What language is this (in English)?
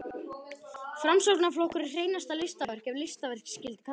Icelandic